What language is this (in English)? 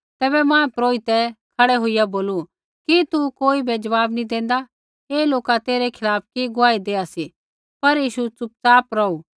Kullu Pahari